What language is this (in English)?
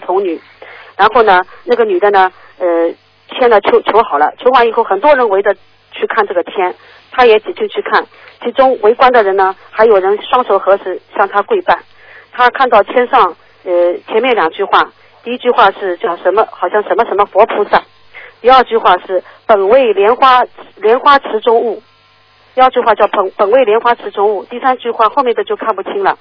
Chinese